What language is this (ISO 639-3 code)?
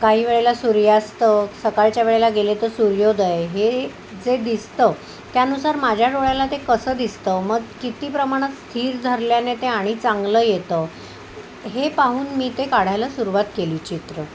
mar